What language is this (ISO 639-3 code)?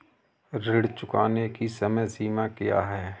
hin